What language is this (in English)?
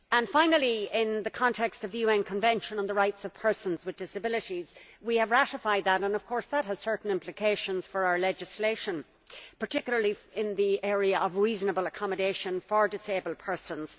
English